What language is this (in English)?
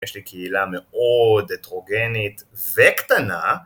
Hebrew